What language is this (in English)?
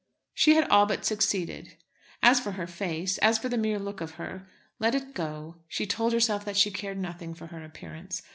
English